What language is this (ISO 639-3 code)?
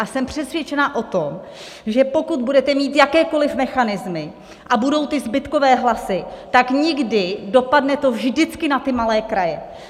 ces